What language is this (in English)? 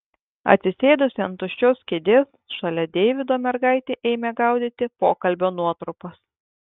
Lithuanian